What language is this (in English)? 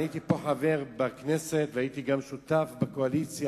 Hebrew